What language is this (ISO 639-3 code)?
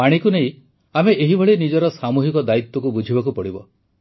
ori